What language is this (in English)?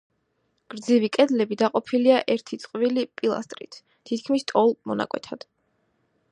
Georgian